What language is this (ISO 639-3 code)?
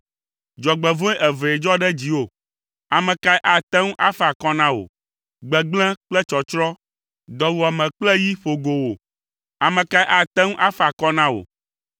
ewe